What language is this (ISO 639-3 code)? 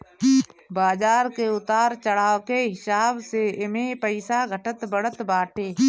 bho